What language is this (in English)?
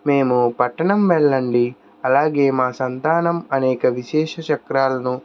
Telugu